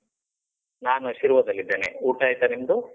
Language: Kannada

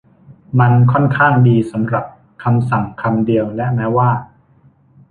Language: Thai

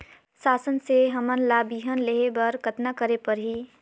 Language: Chhattisgarhi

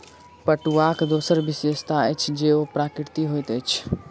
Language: Maithili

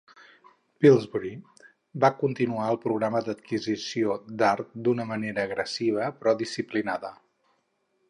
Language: Catalan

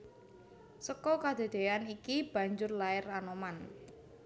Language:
Javanese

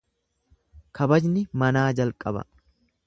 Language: Oromo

